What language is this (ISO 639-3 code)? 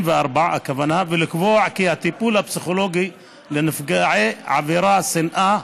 heb